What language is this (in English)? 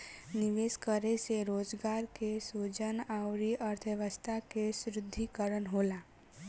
Bhojpuri